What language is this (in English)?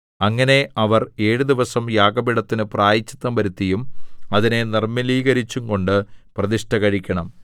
Malayalam